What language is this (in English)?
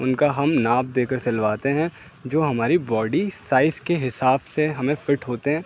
Urdu